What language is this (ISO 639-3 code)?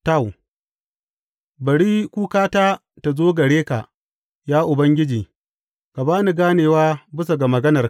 hau